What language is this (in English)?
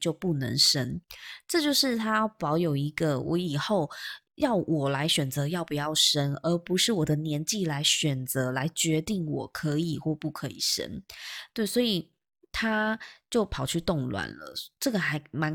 Chinese